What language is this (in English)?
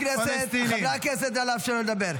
Hebrew